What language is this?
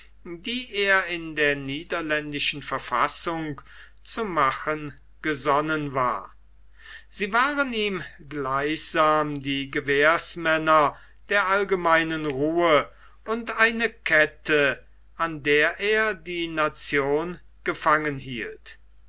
German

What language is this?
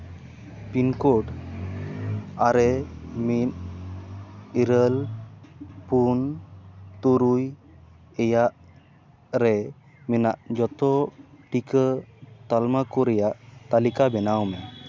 Santali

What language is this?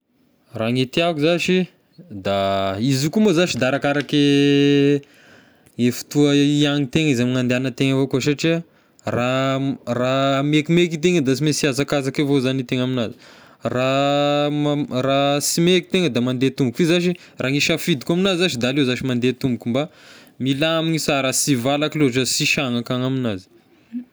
Tesaka Malagasy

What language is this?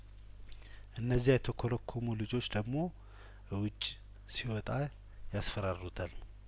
Amharic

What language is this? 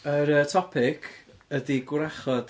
Welsh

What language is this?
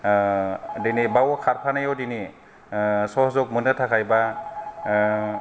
Bodo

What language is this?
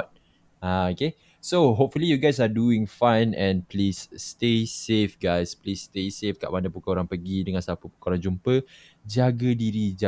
Malay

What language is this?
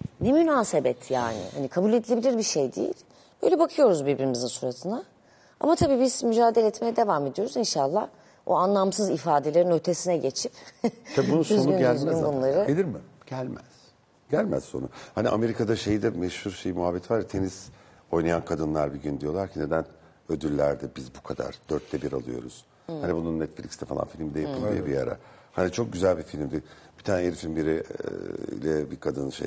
Turkish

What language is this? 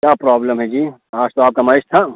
Urdu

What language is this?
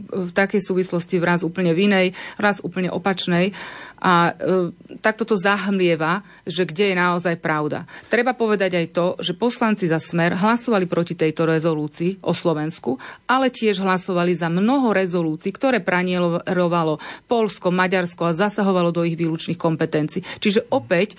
Slovak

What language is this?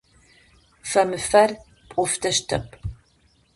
Adyghe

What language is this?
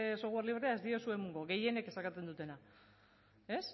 Basque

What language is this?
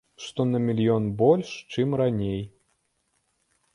Belarusian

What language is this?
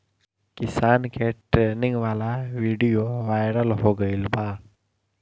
Bhojpuri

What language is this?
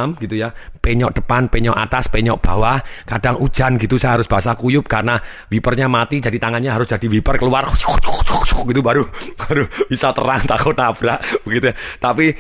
Indonesian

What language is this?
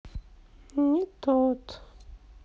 Russian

